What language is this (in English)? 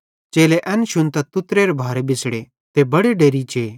Bhadrawahi